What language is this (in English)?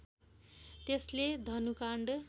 Nepali